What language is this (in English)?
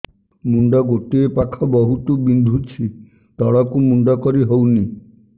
Odia